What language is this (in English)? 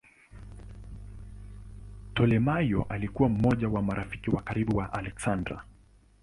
Swahili